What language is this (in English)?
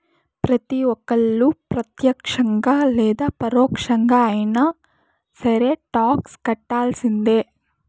Telugu